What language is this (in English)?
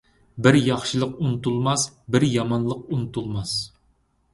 Uyghur